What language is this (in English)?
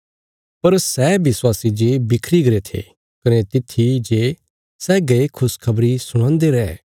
Bilaspuri